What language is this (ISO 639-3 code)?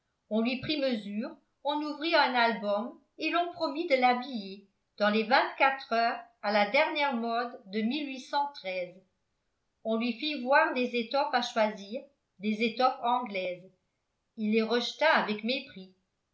fra